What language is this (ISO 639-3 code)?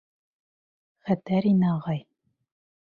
bak